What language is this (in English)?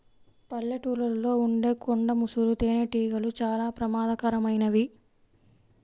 Telugu